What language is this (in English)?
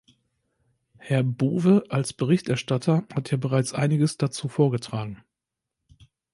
German